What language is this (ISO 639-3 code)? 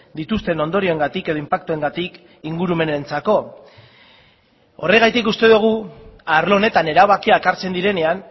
eus